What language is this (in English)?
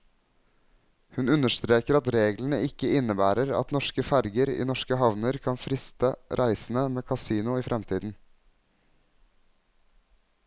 Norwegian